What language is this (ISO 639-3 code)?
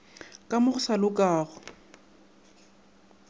nso